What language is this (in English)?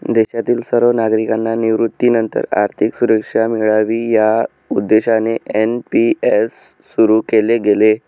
Marathi